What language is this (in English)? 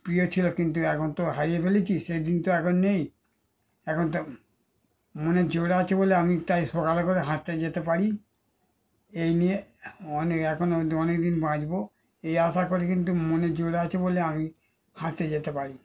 Bangla